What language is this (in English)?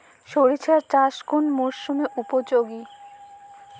Bangla